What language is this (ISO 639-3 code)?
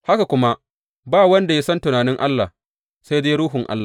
hau